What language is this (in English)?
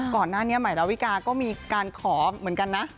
Thai